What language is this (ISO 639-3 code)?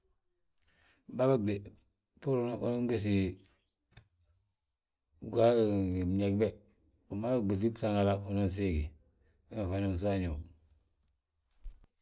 bjt